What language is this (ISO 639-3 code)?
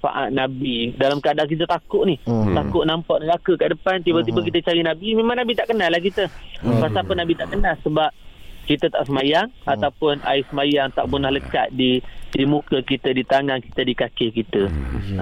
msa